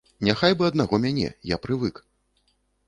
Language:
Belarusian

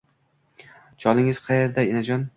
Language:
Uzbek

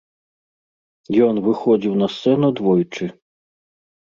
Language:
Belarusian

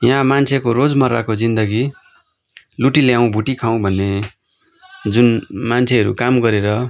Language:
Nepali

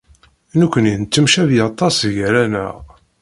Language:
Kabyle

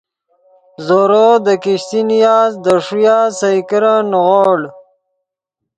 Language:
Yidgha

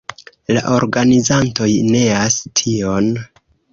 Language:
Esperanto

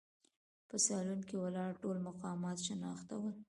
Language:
Pashto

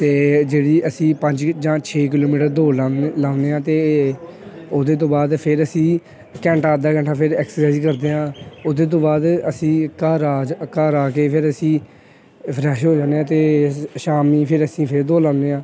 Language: Punjabi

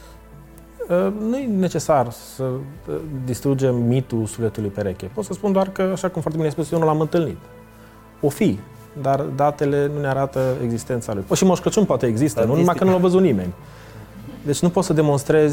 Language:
Romanian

